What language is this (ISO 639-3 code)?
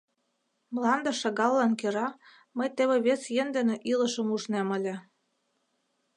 chm